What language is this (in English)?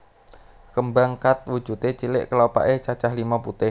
Javanese